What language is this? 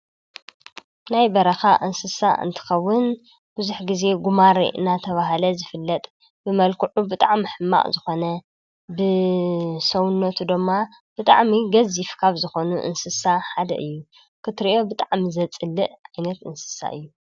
Tigrinya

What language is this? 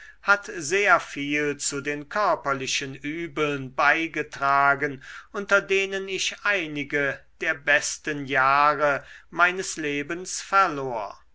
German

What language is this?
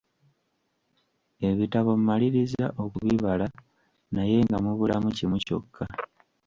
Ganda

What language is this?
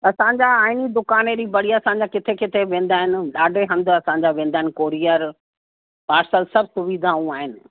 Sindhi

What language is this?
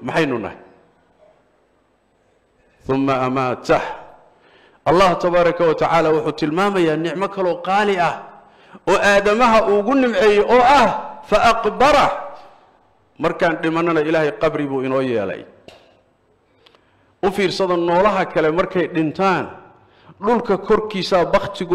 Arabic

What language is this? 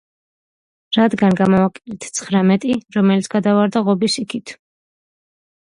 Georgian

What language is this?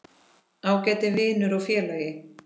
Icelandic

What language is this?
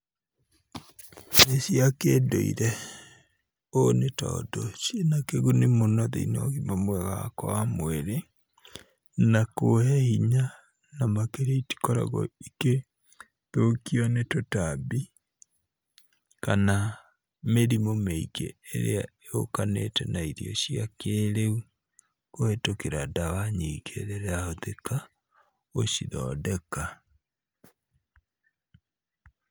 Kikuyu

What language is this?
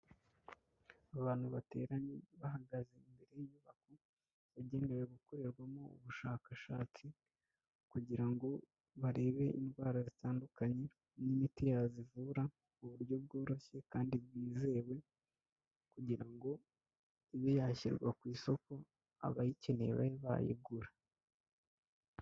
Kinyarwanda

